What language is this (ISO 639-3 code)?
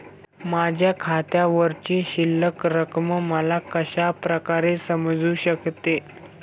mar